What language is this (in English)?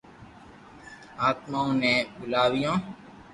Loarki